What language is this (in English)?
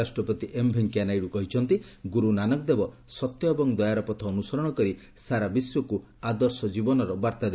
Odia